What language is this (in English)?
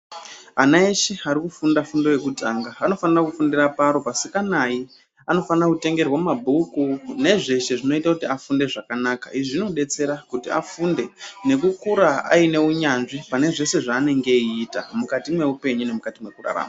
Ndau